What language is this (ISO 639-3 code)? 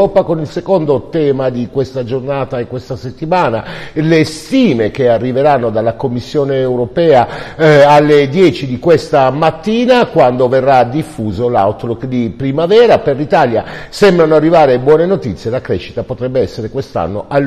ita